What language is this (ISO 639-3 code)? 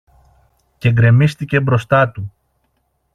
ell